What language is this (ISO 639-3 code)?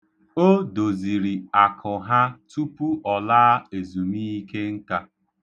ibo